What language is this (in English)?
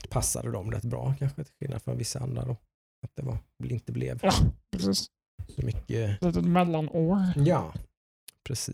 Swedish